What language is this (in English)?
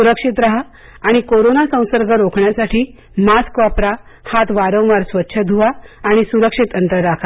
Marathi